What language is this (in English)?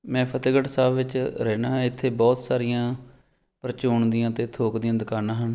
Punjabi